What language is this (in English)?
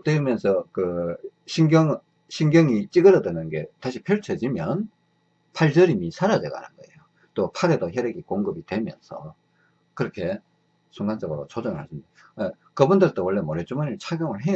Korean